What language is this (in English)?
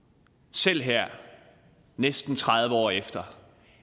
Danish